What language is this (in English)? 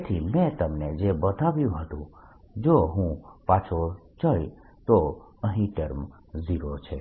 Gujarati